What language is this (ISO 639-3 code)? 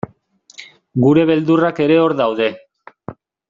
eus